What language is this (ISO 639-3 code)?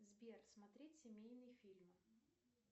rus